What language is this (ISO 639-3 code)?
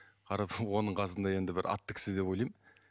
kaz